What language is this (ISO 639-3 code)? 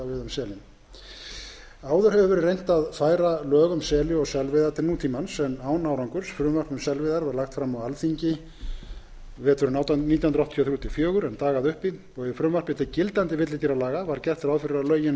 isl